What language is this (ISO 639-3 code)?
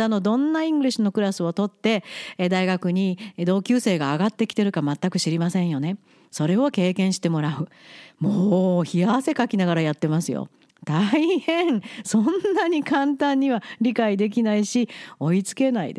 jpn